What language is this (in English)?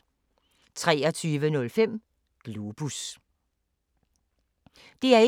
Danish